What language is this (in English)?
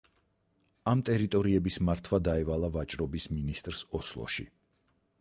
Georgian